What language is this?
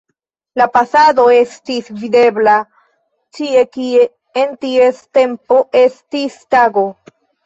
Esperanto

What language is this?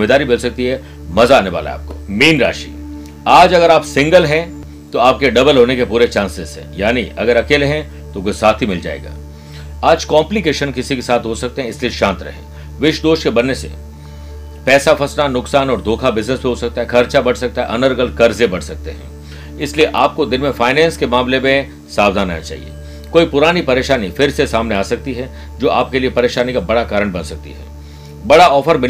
Hindi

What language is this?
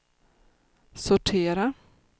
Swedish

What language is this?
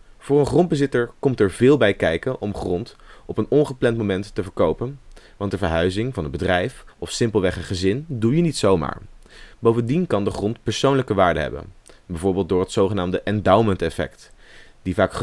Dutch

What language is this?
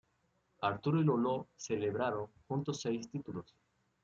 Spanish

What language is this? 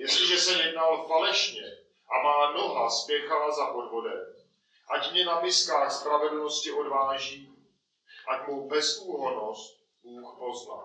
Czech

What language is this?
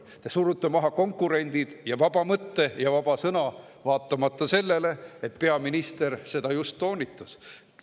Estonian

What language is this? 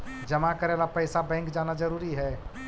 Magahi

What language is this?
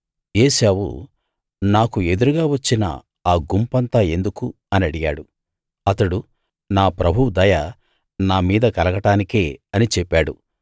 Telugu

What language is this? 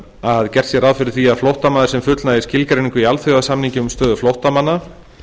Icelandic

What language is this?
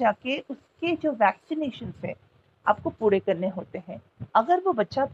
Hindi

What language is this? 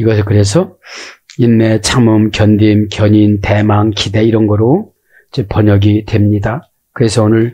Korean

